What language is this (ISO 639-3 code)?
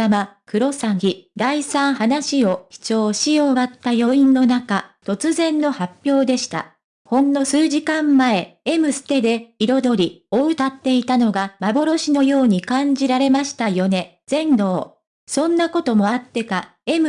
jpn